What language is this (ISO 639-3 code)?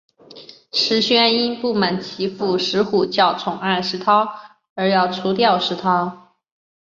zho